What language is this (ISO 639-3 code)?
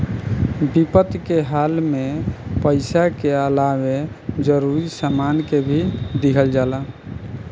bho